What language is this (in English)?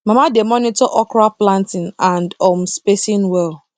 Nigerian Pidgin